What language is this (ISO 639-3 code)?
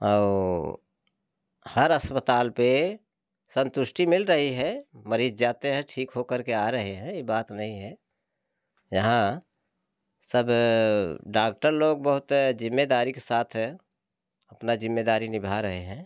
hin